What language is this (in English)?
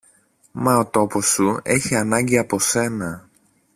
Greek